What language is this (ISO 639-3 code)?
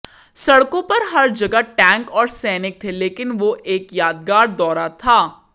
hin